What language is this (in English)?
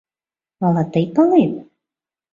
Mari